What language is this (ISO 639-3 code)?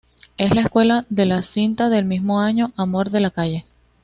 spa